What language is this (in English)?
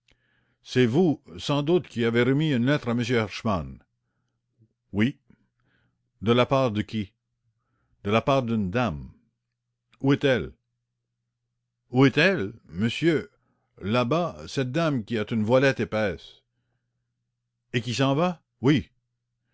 French